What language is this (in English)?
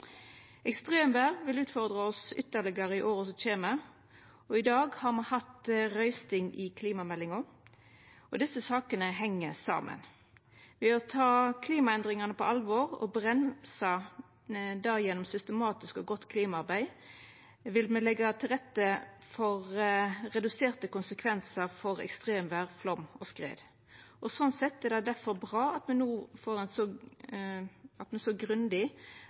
Norwegian Nynorsk